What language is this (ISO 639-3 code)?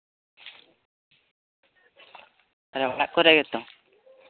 sat